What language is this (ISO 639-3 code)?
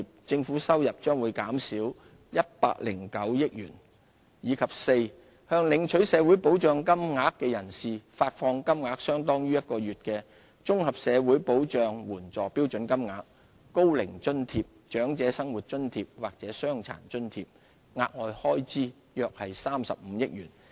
yue